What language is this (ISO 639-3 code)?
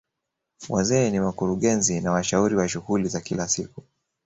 swa